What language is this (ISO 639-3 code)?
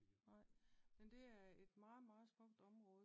dan